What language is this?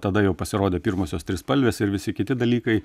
Lithuanian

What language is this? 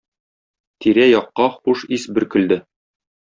Tatar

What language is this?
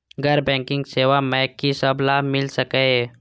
Maithili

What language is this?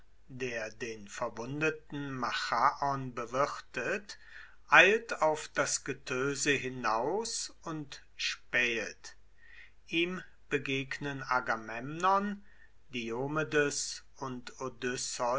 German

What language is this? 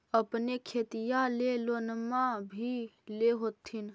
Magahi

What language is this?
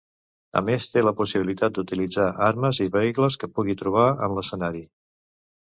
Catalan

